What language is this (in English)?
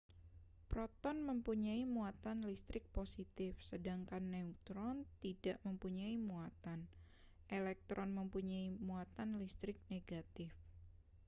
Indonesian